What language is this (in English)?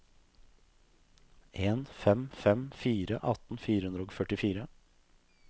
Norwegian